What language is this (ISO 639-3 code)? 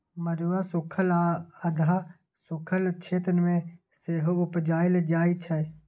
mai